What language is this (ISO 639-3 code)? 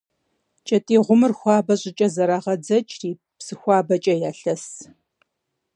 kbd